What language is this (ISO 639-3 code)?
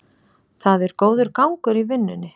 isl